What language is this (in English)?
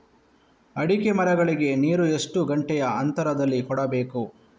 Kannada